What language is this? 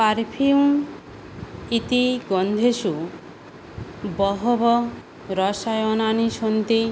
Sanskrit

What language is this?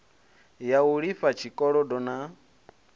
Venda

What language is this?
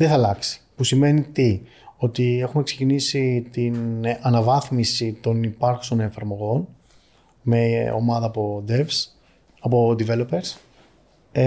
Greek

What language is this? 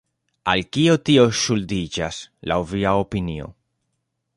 Esperanto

